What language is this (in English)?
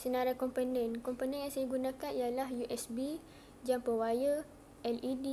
Malay